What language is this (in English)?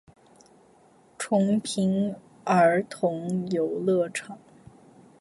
Chinese